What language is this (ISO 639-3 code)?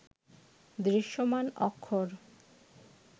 ben